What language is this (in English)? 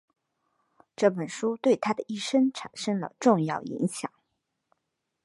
Chinese